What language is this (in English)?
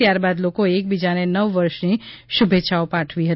Gujarati